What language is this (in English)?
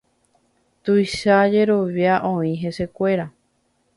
Guarani